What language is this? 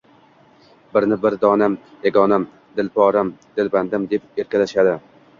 Uzbek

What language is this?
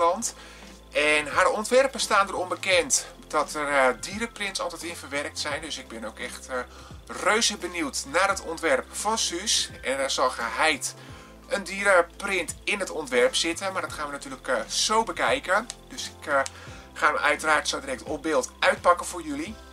Dutch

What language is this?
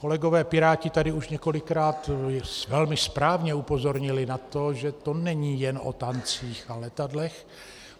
Czech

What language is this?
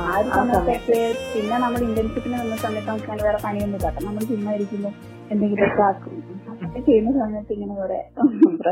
Malayalam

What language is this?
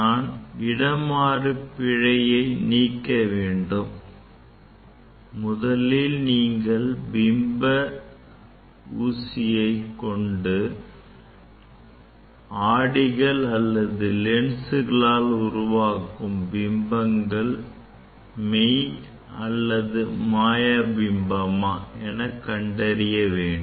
Tamil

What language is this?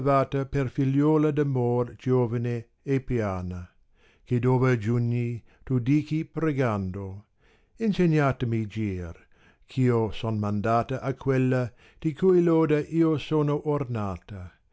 Italian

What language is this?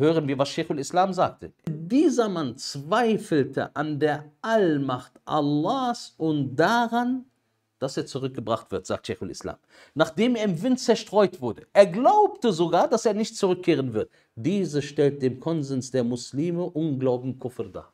German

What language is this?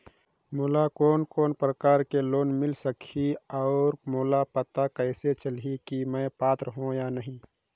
Chhattisgarhi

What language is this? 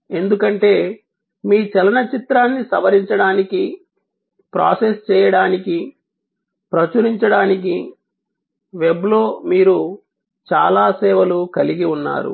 Telugu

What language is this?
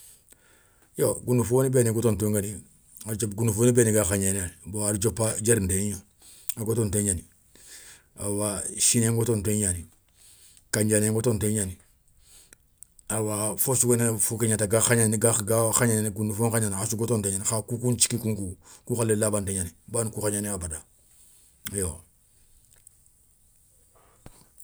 Soninke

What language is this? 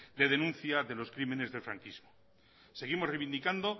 Spanish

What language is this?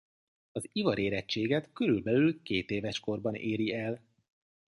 Hungarian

